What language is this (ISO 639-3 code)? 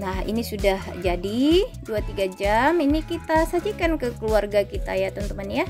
ind